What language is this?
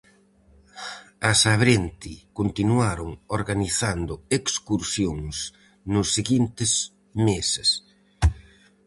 Galician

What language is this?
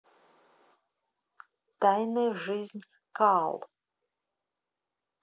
Russian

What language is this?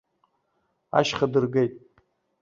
Abkhazian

